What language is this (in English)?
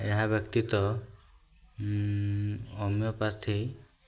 Odia